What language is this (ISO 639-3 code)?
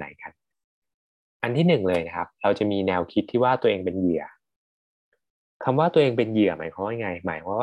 tha